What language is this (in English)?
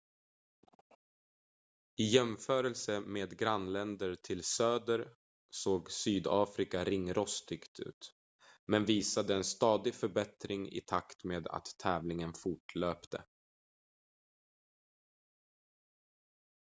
Swedish